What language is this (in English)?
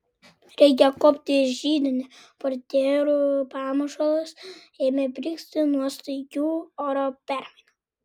Lithuanian